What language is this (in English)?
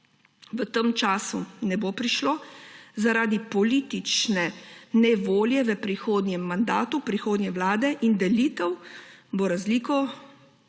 Slovenian